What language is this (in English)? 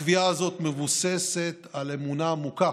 Hebrew